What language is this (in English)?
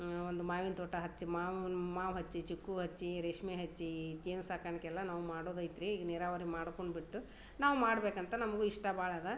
Kannada